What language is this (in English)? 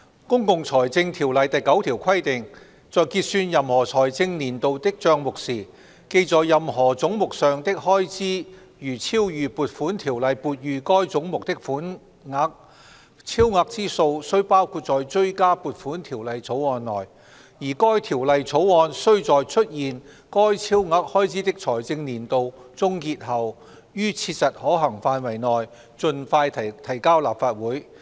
Cantonese